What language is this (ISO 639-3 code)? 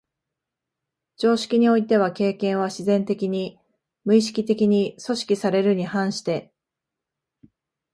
jpn